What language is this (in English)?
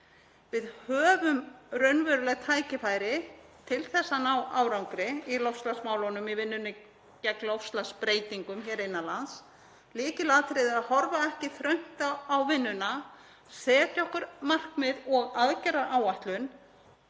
Icelandic